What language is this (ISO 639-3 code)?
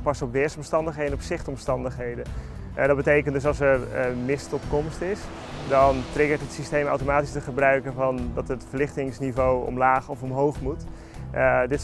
nld